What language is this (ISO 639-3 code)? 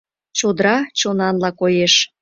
chm